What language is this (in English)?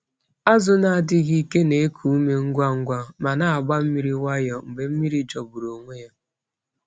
Igbo